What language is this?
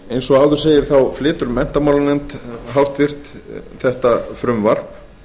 Icelandic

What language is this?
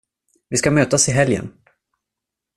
Swedish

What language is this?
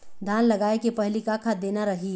Chhattisgarhi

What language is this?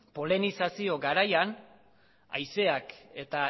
Basque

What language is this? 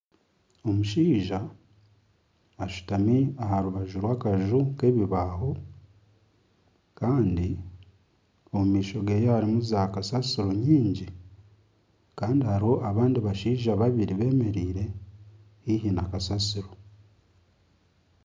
Nyankole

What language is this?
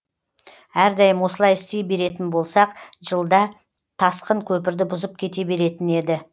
Kazakh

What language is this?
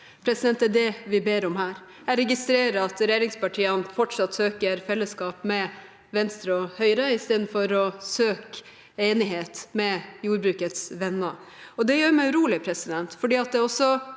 Norwegian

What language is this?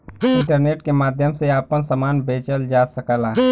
Bhojpuri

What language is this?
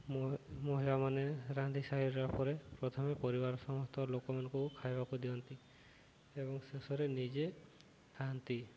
Odia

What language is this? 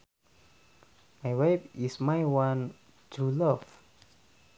Sundanese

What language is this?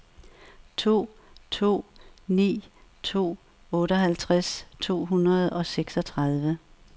Danish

